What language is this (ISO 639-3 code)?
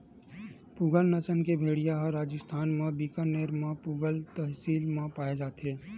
hne